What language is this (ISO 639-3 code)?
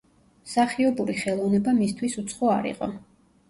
kat